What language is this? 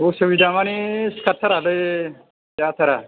Bodo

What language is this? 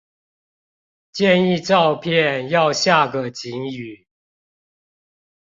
Chinese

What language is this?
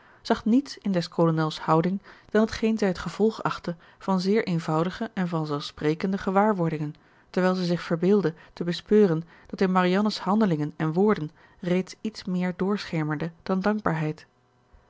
Dutch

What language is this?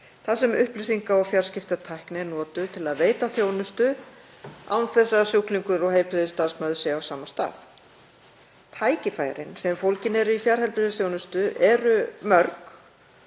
Icelandic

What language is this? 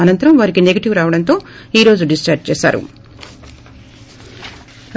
Telugu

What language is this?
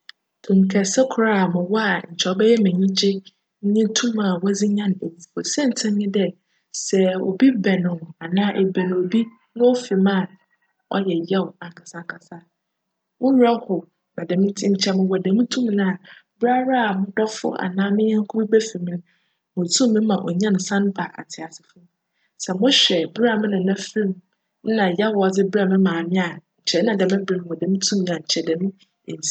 Akan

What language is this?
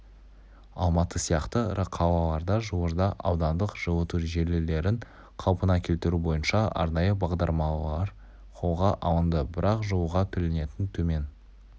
Kazakh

